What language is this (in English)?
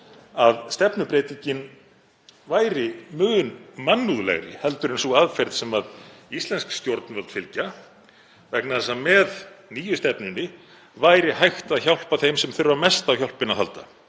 Icelandic